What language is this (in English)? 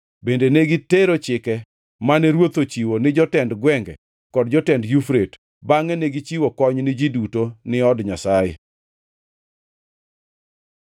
Luo (Kenya and Tanzania)